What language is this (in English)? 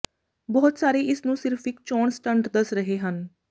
Punjabi